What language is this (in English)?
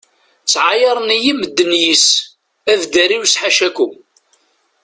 Kabyle